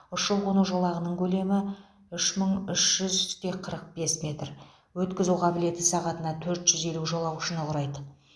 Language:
Kazakh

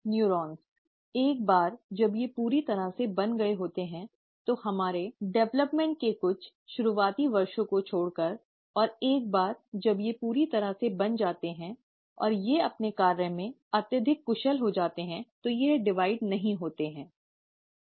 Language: Hindi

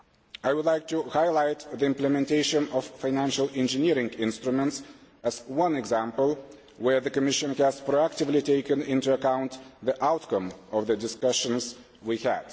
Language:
English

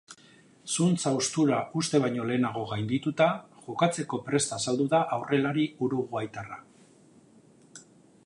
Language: Basque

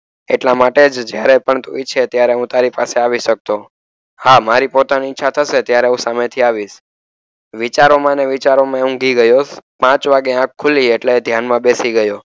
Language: Gujarati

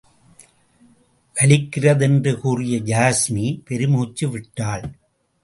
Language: Tamil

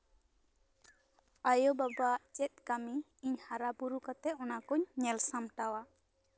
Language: Santali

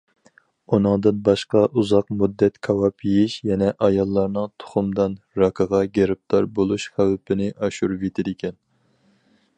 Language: Uyghur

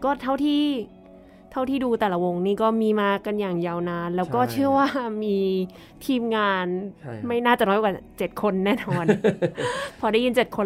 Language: Thai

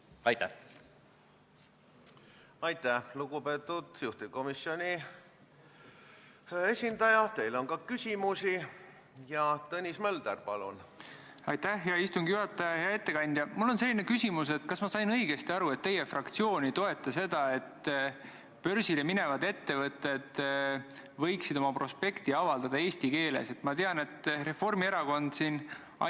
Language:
Estonian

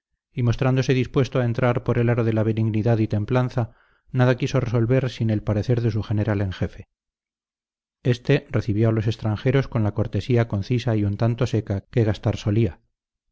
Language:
Spanish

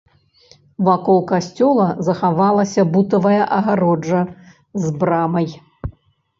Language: Belarusian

